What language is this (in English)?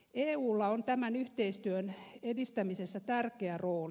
Finnish